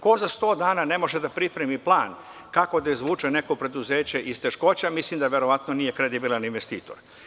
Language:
Serbian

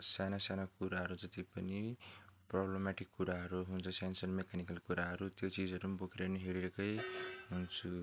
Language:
Nepali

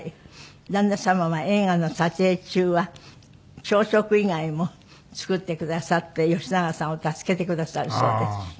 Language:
Japanese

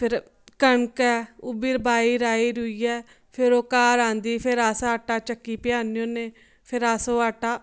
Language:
Dogri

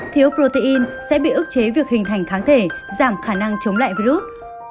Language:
Vietnamese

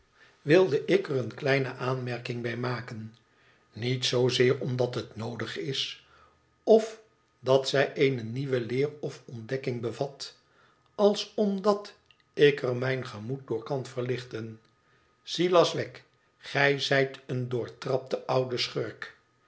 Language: Dutch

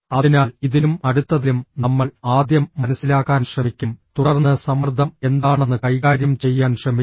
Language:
Malayalam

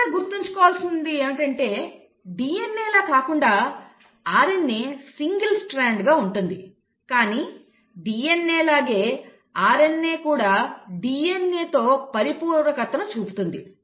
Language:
Telugu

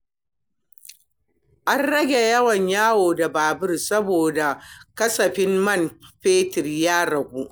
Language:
Hausa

